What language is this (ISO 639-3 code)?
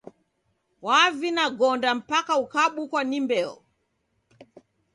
dav